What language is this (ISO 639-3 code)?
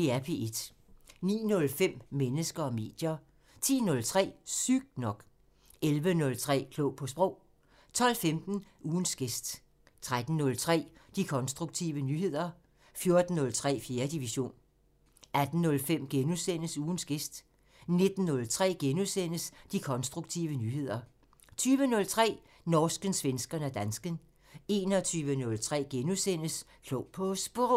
dan